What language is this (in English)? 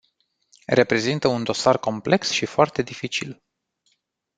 Romanian